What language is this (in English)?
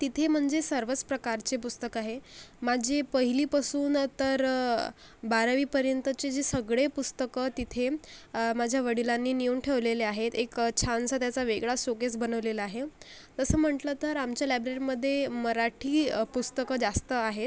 Marathi